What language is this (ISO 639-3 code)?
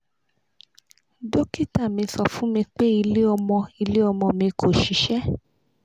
yor